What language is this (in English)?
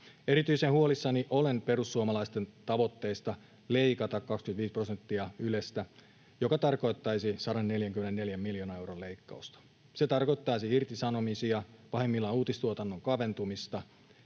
Finnish